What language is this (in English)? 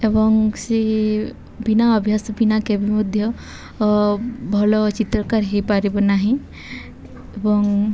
Odia